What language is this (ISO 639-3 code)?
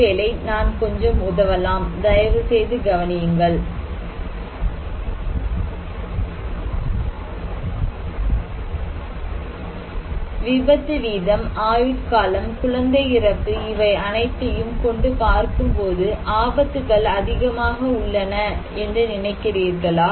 tam